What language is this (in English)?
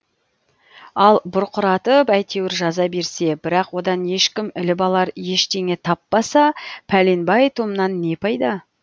Kazakh